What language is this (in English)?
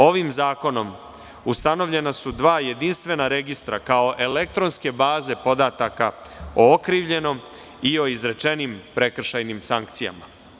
Serbian